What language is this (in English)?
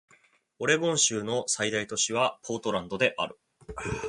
Japanese